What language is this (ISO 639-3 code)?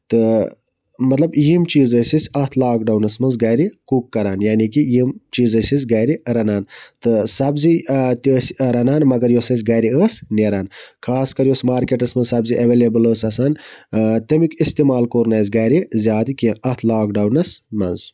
kas